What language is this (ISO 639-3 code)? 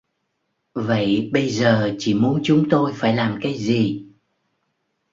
vie